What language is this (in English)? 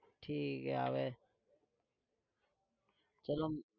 Gujarati